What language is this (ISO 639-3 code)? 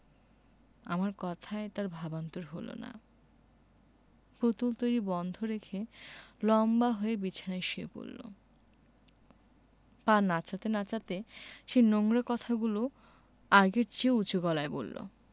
ben